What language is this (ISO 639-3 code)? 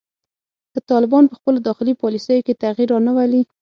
pus